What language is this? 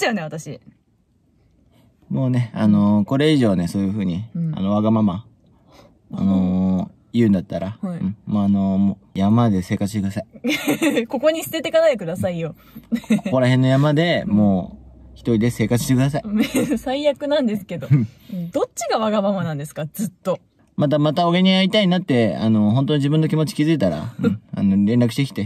Japanese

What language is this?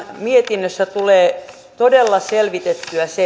Finnish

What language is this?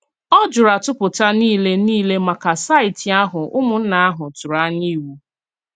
Igbo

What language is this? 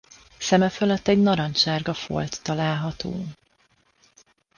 Hungarian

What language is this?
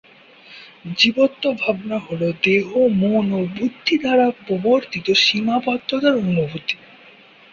Bangla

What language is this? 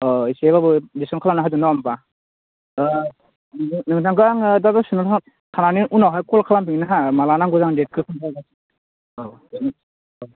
Bodo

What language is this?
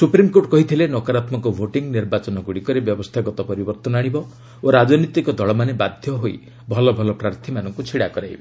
Odia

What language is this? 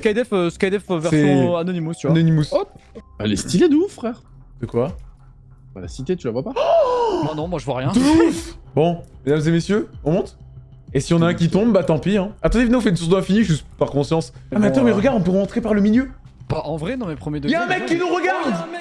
French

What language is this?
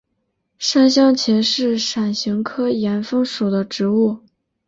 Chinese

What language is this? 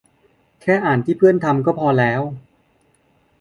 Thai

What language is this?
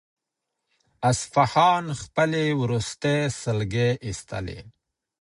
Pashto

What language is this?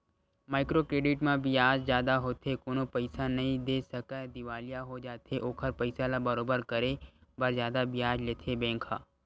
Chhattisgarhi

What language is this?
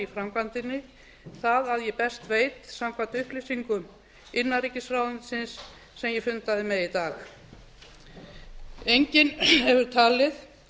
Icelandic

